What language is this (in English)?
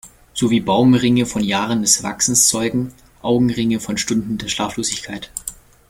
German